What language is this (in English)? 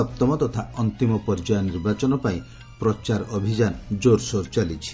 Odia